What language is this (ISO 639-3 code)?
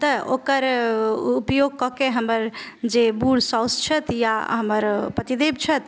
mai